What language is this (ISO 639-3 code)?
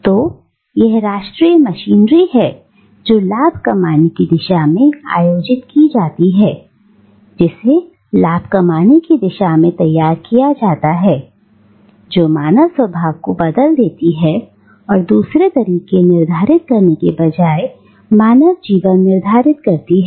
hin